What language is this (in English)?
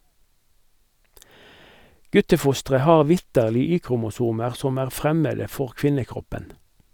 Norwegian